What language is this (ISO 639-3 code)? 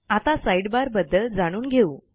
mar